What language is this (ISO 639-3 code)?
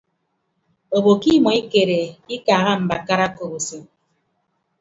ibb